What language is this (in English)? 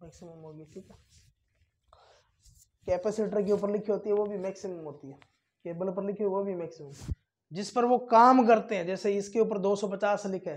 Hindi